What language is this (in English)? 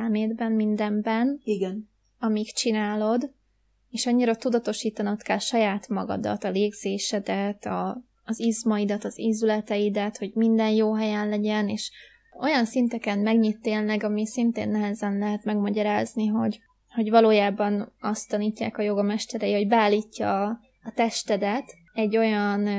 Hungarian